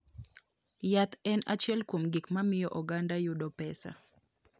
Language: Luo (Kenya and Tanzania)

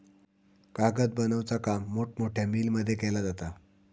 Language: Marathi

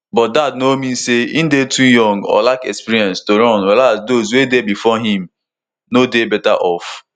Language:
Nigerian Pidgin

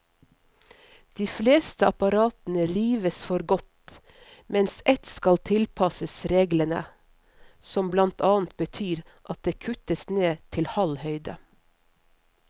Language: Norwegian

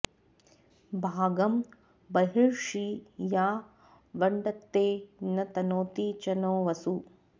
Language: Sanskrit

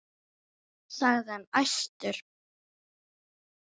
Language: Icelandic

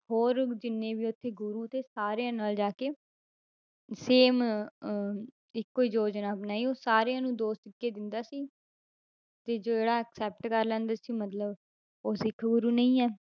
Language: Punjabi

